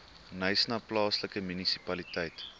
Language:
Afrikaans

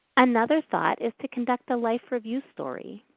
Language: English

